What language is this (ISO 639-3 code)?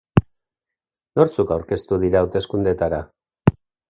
eus